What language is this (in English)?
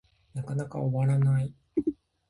Japanese